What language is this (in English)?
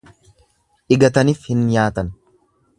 Oromo